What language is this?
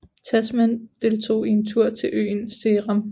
Danish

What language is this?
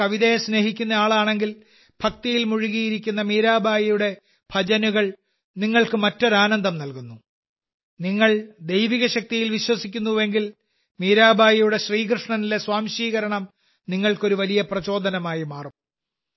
Malayalam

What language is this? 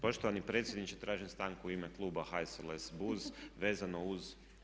Croatian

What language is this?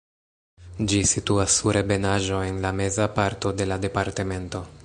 Esperanto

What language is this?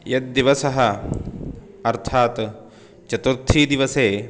Sanskrit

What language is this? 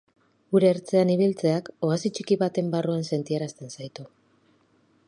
Basque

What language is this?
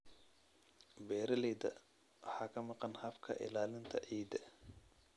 Somali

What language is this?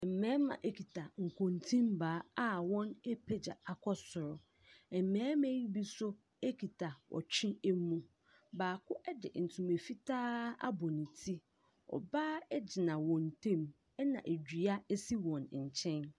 Akan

